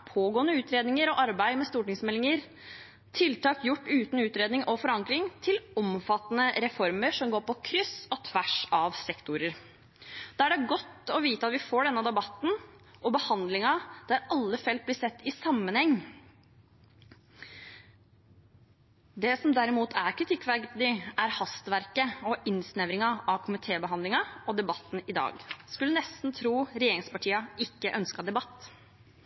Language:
Norwegian Bokmål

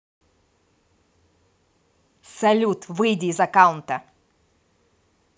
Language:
Russian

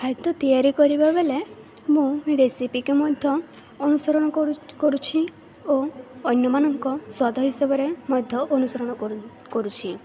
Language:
Odia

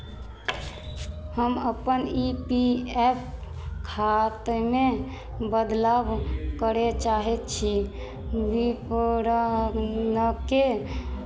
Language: Maithili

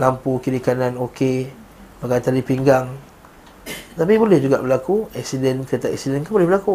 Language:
Malay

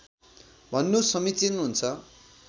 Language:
Nepali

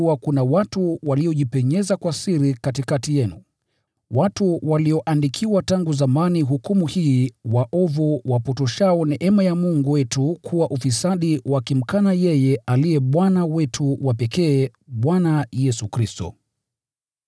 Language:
Swahili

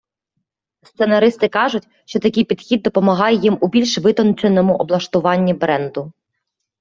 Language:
Ukrainian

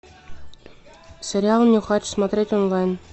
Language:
Russian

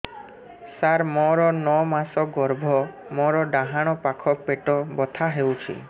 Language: Odia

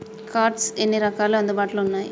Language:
Telugu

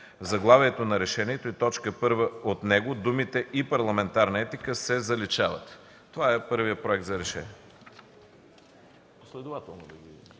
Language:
Bulgarian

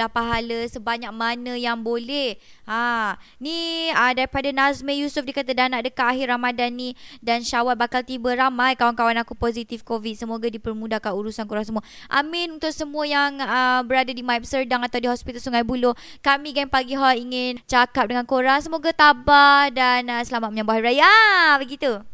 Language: Malay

